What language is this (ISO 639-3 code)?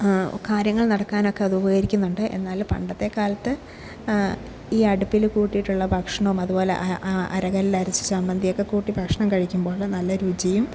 mal